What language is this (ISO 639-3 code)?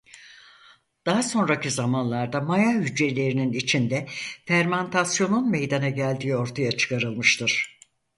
tur